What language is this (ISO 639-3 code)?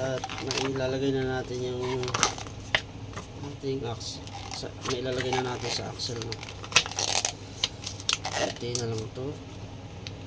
fil